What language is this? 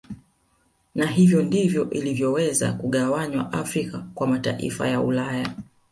Swahili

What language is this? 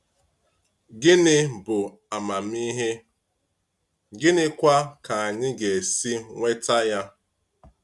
Igbo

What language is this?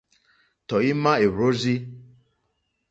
Mokpwe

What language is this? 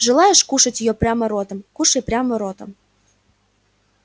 Russian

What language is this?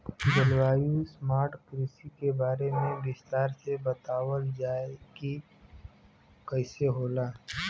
Bhojpuri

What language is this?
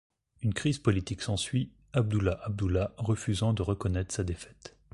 French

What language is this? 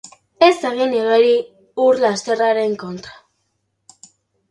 Basque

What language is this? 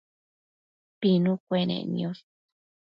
Matsés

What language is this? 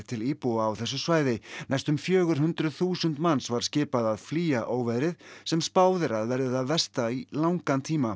Icelandic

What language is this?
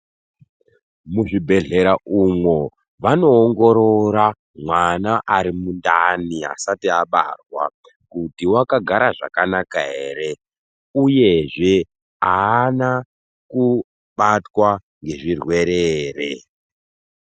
Ndau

